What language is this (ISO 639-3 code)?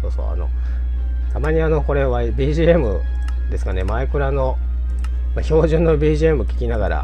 jpn